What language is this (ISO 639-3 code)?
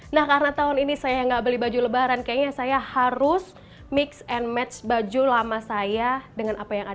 ind